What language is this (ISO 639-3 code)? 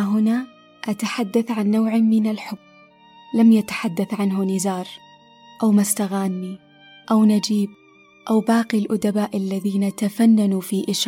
ara